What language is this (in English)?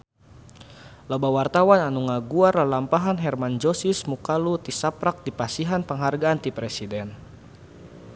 Sundanese